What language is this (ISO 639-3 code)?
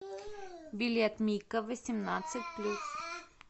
rus